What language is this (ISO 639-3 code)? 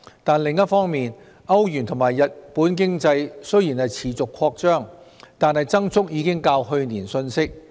yue